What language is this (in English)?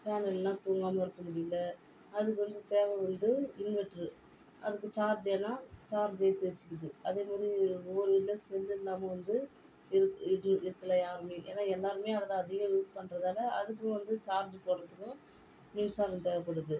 Tamil